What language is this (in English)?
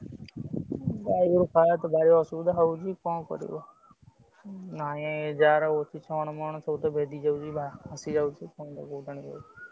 Odia